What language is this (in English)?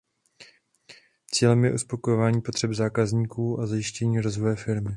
Czech